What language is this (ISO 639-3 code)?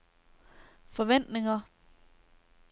dan